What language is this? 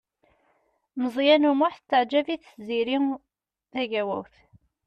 Kabyle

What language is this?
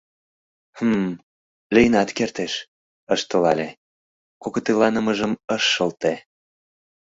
Mari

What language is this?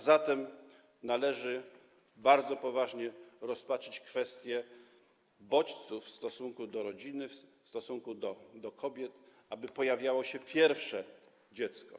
Polish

